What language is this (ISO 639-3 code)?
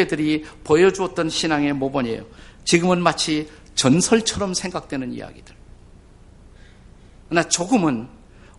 kor